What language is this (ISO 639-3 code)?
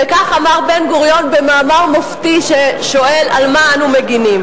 heb